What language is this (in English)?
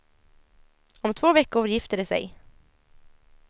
Swedish